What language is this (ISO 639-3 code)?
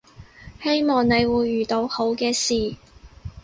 yue